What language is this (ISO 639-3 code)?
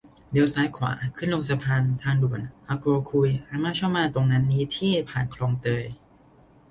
tha